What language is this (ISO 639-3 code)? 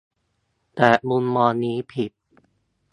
tha